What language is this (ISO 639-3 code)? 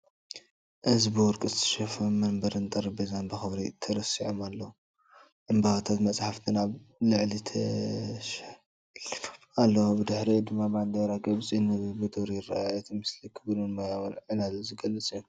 tir